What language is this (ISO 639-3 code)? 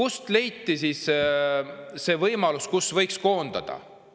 est